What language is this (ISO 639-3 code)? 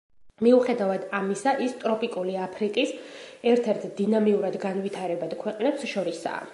kat